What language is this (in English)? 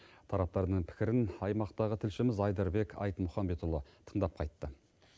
Kazakh